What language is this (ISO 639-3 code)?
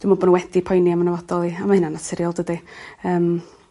cym